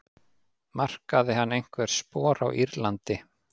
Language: Icelandic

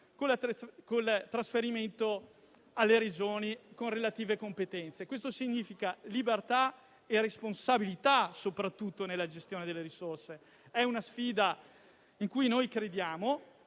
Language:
Italian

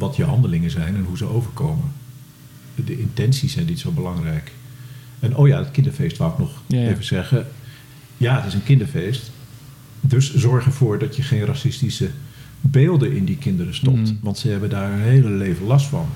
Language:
Dutch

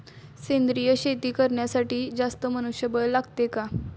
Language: Marathi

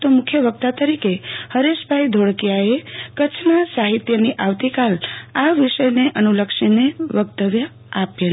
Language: Gujarati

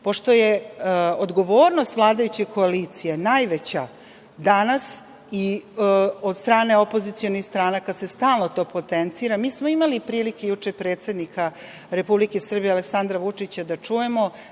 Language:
Serbian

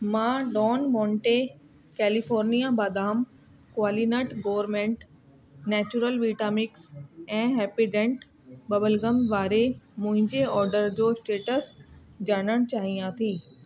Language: Sindhi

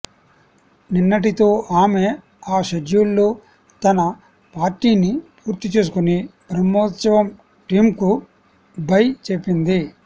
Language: Telugu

